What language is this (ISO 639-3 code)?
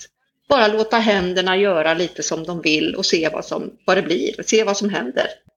swe